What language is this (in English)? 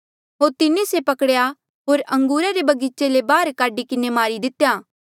Mandeali